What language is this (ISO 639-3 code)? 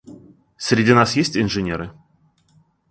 rus